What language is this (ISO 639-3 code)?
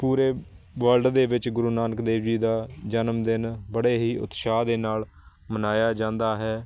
pan